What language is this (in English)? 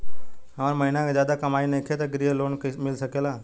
Bhojpuri